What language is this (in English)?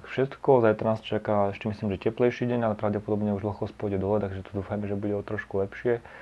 Slovak